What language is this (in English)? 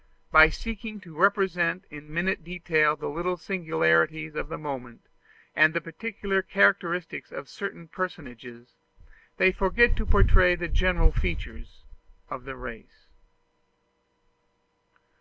English